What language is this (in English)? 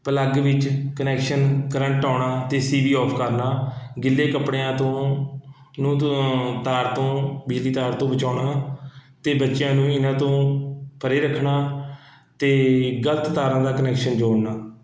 Punjabi